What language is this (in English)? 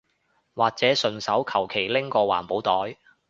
Cantonese